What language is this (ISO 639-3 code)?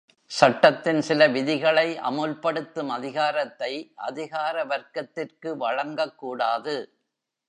tam